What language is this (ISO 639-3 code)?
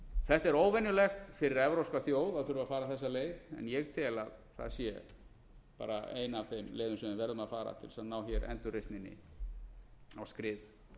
isl